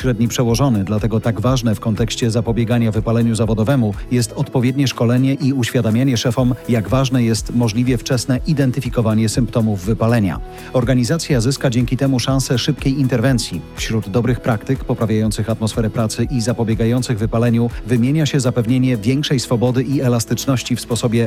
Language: Polish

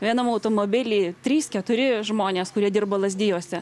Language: Lithuanian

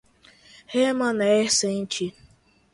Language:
Portuguese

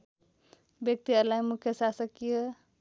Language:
Nepali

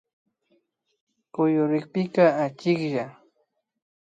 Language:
Imbabura Highland Quichua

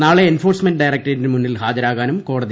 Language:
Malayalam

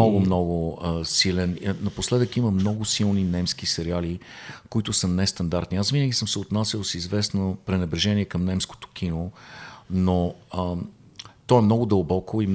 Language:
Bulgarian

